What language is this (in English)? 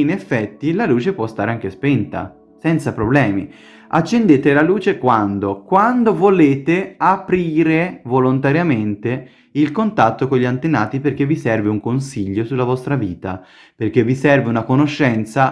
Italian